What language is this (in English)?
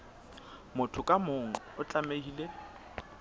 Southern Sotho